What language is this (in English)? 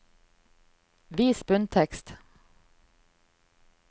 Norwegian